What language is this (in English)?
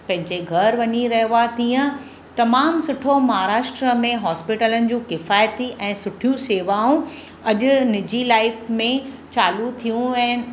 Sindhi